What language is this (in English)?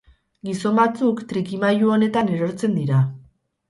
Basque